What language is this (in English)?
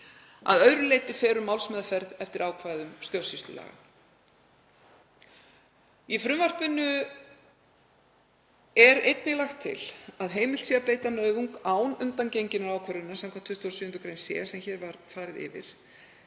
Icelandic